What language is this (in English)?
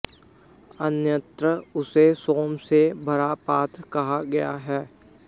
Sanskrit